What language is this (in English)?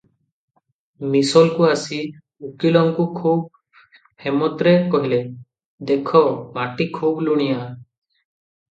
Odia